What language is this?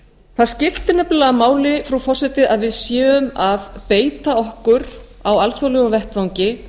Icelandic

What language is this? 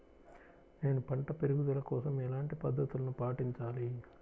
Telugu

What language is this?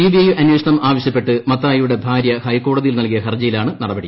Malayalam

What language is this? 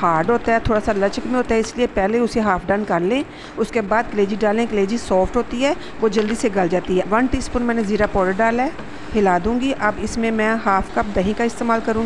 Hindi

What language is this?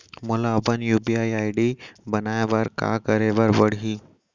Chhattisgarhi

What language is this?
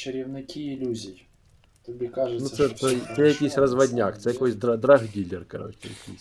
Ukrainian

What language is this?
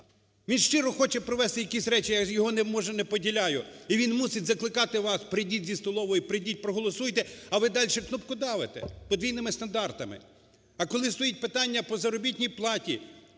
Ukrainian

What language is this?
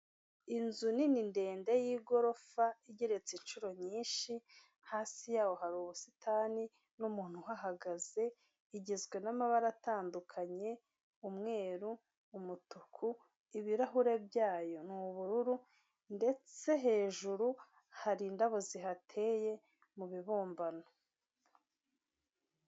Kinyarwanda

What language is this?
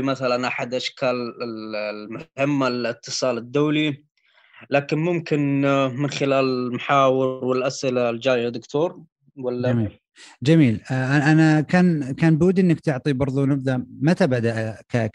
Arabic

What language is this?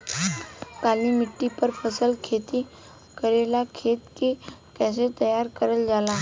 Bhojpuri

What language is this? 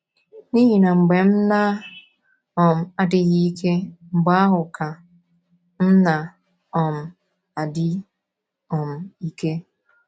Igbo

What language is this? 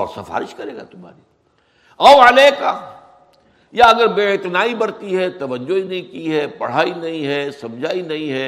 Urdu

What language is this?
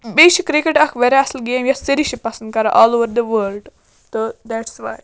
Kashmiri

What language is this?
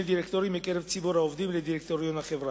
Hebrew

